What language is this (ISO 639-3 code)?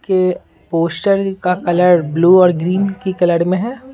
hin